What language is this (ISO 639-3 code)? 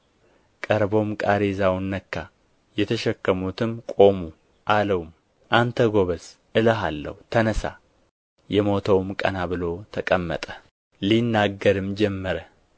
amh